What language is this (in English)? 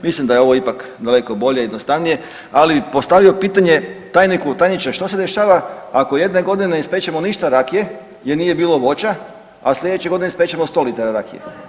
Croatian